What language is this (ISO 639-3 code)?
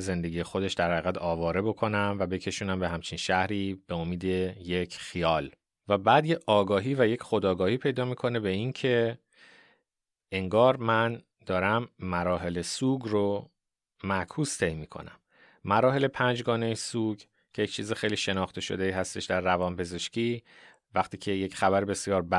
fas